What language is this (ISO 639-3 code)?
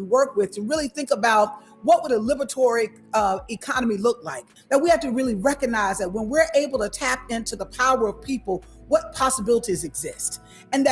eng